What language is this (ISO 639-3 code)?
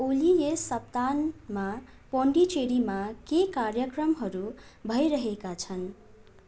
nep